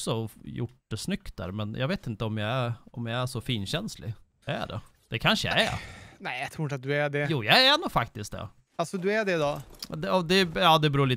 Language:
Swedish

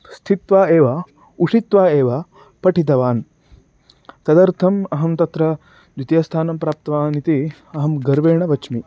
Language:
Sanskrit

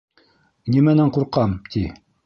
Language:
Bashkir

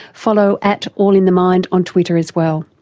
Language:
English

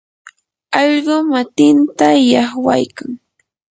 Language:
Yanahuanca Pasco Quechua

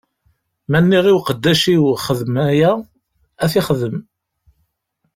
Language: Kabyle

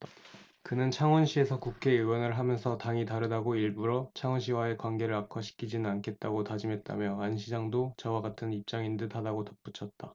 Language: Korean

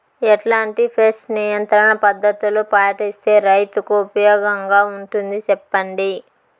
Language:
Telugu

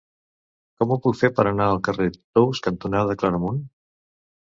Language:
Catalan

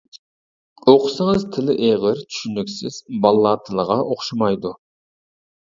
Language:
Uyghur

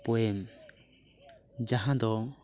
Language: Santali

